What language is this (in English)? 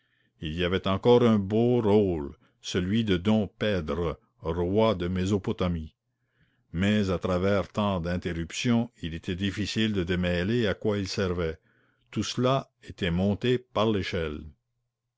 French